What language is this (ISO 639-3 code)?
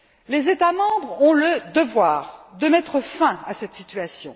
fra